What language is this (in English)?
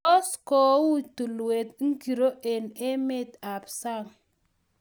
Kalenjin